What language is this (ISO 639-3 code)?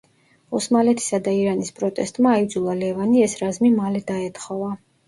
kat